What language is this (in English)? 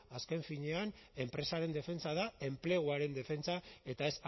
Basque